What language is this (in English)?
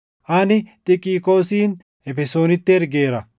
Oromo